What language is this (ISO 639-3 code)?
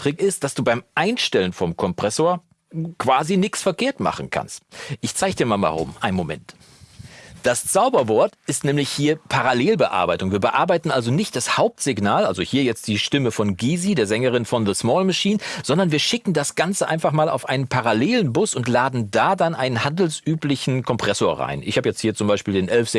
deu